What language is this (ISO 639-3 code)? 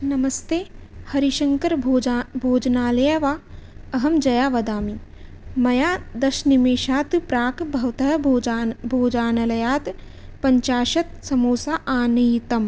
san